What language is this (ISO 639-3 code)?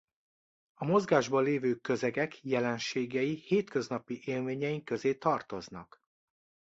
hun